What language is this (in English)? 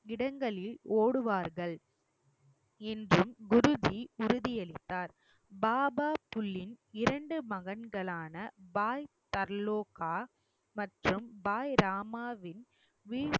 Tamil